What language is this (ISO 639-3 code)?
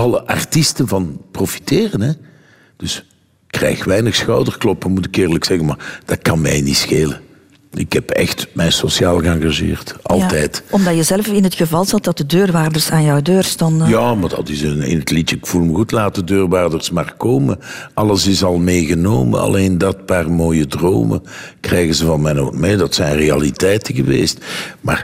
nld